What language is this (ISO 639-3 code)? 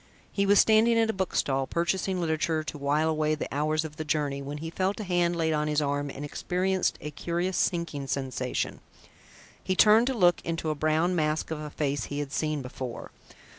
eng